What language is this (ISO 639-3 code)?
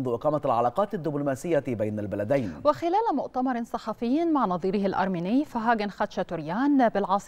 ara